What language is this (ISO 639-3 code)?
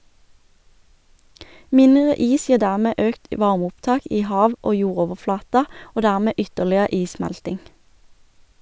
nor